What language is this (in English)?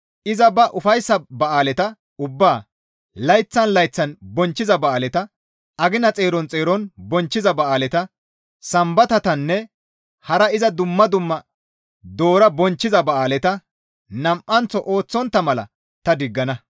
Gamo